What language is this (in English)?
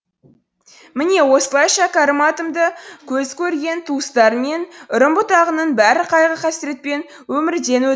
Kazakh